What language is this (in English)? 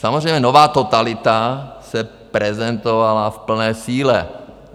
Czech